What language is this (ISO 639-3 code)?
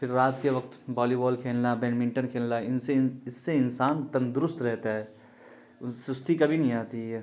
urd